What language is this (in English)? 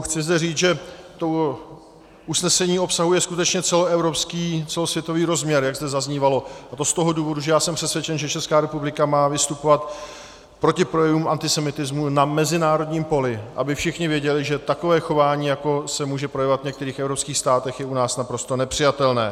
Czech